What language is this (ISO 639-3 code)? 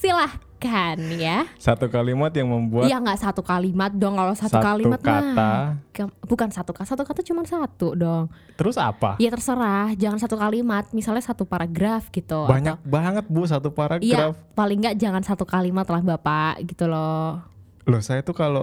ind